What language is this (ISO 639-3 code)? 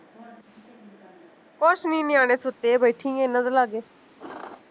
pan